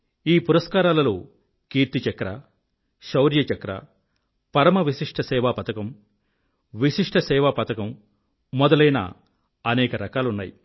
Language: Telugu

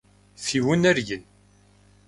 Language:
Kabardian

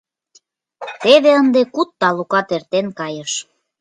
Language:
Mari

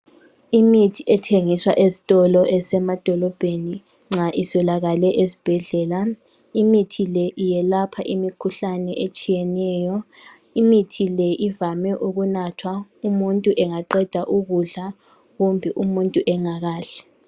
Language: North Ndebele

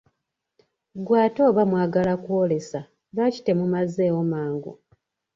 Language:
Ganda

